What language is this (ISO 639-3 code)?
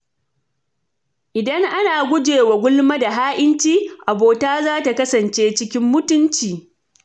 hau